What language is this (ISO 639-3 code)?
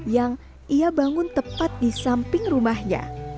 ind